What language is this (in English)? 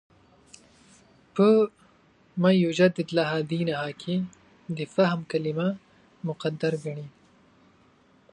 Pashto